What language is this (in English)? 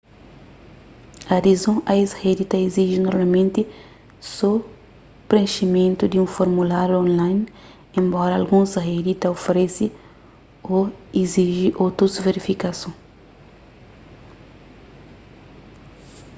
Kabuverdianu